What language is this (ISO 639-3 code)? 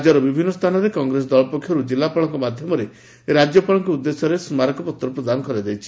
ori